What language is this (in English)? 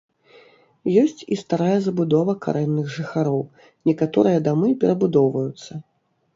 Belarusian